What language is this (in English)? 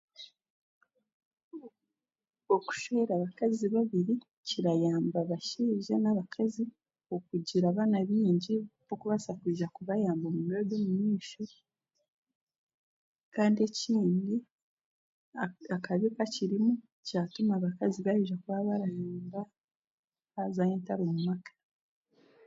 Chiga